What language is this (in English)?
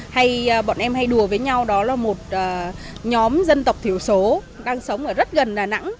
Vietnamese